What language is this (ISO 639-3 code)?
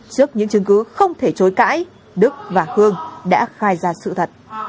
vie